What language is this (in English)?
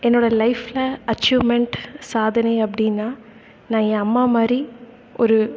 Tamil